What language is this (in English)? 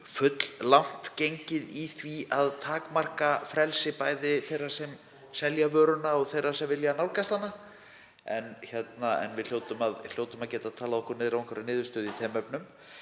Icelandic